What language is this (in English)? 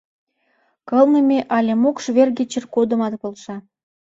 Mari